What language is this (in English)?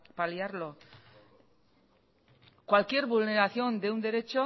Spanish